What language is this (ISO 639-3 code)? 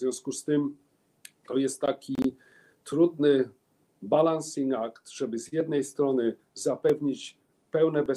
pol